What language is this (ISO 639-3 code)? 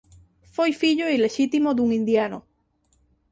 glg